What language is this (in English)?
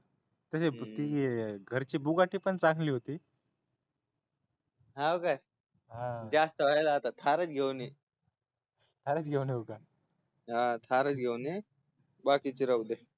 Marathi